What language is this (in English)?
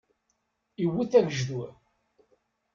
Kabyle